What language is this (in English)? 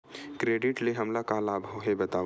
Chhattisgarhi